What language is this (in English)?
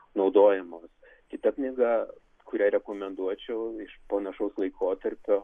Lithuanian